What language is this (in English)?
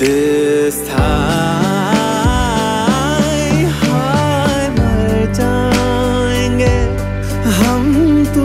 English